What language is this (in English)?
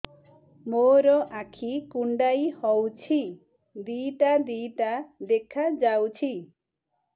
Odia